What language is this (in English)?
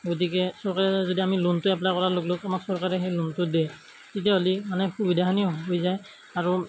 Assamese